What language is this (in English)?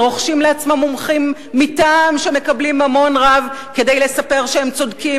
Hebrew